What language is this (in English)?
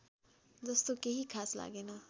Nepali